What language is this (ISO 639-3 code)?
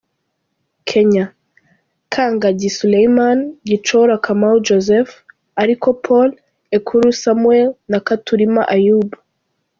kin